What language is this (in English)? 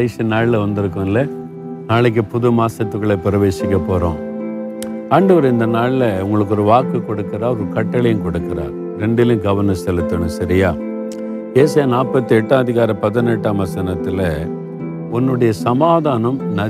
Tamil